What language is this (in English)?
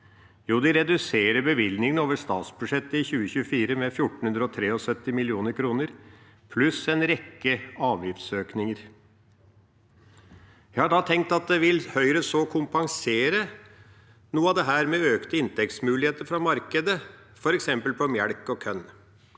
Norwegian